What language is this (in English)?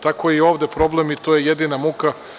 Serbian